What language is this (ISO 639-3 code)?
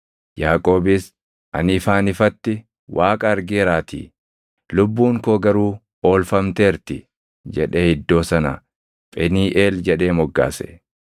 orm